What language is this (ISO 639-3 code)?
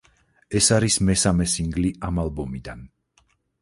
kat